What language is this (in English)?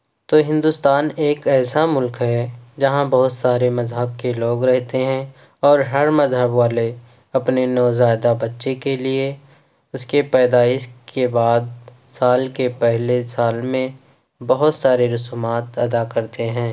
Urdu